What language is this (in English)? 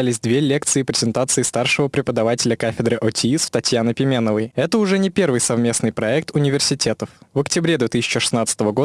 Russian